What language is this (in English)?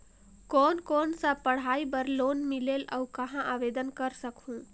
Chhattisgarhi